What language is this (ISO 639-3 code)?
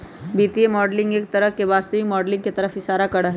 mag